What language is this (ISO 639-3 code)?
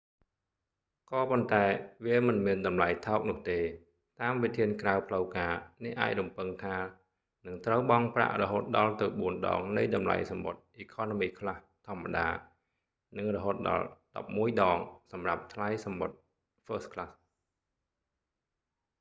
khm